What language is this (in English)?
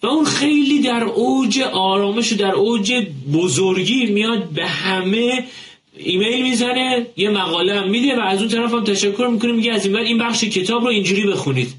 Persian